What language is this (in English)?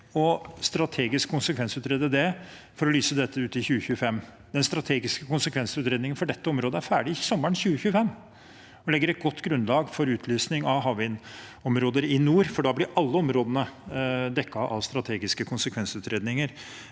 Norwegian